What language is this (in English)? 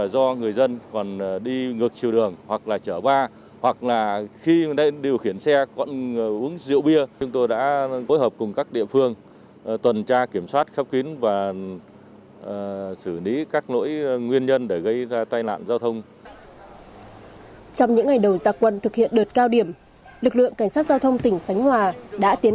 Vietnamese